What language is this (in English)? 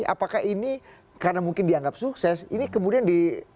Indonesian